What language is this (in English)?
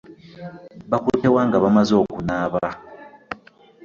Ganda